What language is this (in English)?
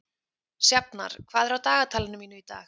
Icelandic